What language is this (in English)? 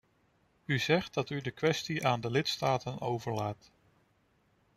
Dutch